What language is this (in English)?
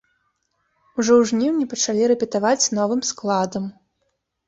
Belarusian